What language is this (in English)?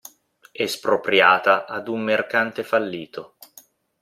Italian